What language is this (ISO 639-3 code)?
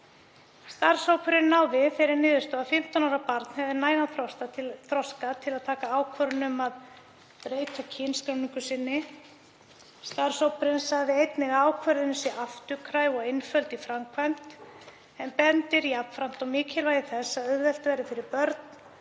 isl